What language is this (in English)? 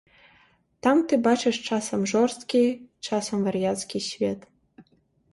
Belarusian